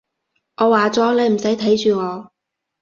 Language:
Cantonese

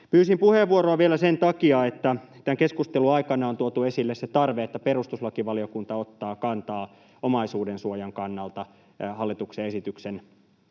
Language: Finnish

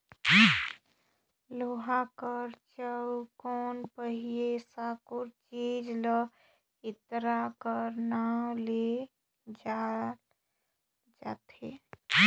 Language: Chhattisgarhi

